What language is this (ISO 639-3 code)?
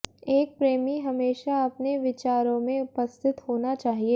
hin